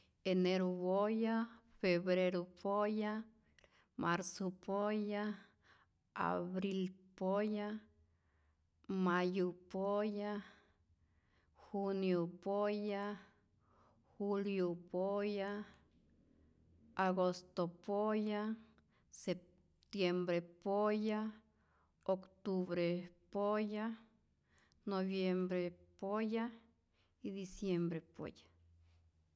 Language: Rayón Zoque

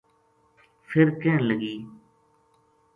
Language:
Gujari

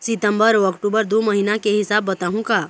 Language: Chhattisgarhi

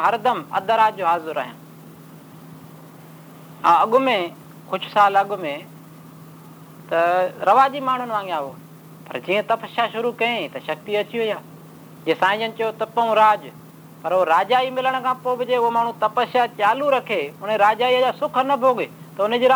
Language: Hindi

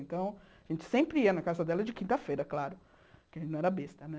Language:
Portuguese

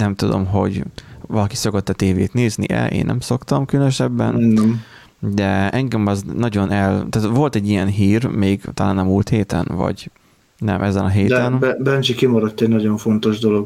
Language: Hungarian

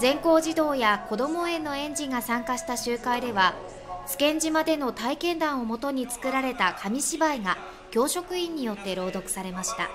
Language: Japanese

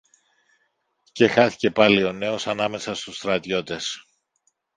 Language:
Greek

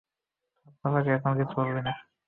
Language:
Bangla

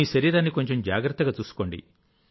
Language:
Telugu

